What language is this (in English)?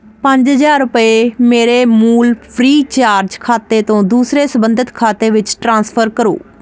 Punjabi